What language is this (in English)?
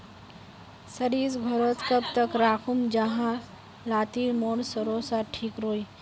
Magahi